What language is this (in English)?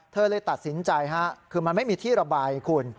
Thai